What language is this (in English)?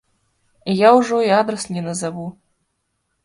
Belarusian